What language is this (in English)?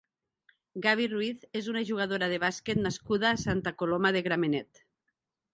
Catalan